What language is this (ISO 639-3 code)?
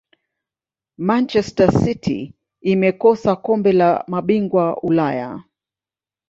swa